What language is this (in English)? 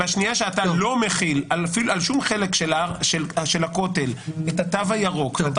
Hebrew